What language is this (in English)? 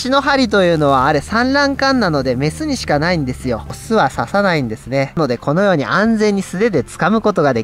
Japanese